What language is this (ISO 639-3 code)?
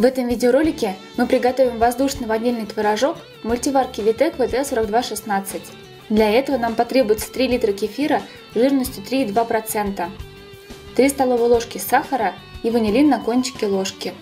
rus